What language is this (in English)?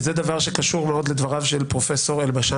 Hebrew